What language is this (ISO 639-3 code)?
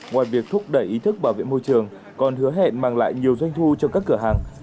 vie